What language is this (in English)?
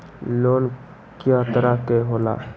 Magahi